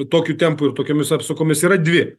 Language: Lithuanian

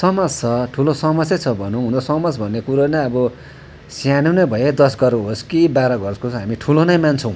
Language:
Nepali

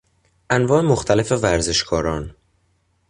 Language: Persian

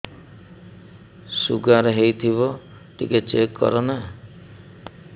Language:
Odia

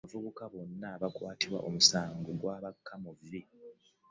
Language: Ganda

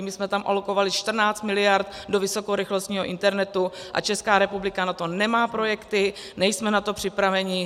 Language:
Czech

